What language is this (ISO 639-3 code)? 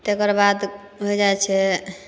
mai